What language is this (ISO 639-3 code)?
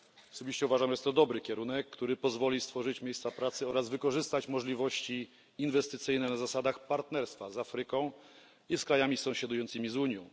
pol